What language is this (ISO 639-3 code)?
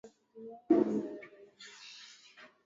swa